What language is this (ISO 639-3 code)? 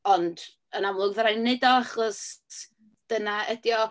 cym